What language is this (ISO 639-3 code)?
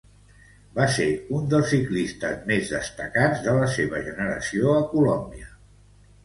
cat